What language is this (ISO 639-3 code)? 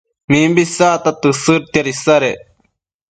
mcf